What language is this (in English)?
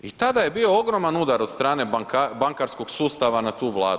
Croatian